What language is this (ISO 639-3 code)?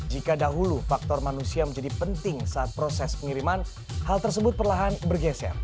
ind